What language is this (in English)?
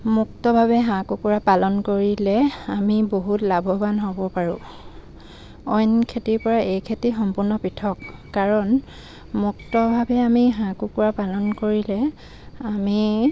Assamese